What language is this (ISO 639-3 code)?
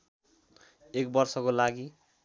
nep